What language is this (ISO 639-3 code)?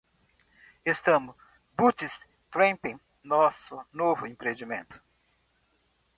por